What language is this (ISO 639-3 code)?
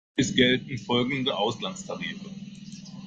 deu